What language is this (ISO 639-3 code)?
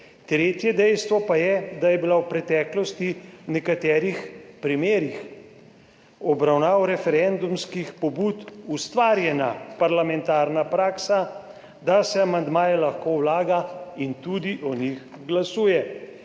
slv